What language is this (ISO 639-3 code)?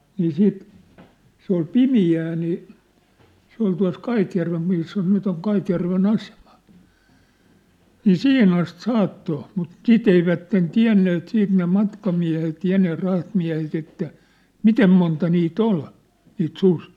fin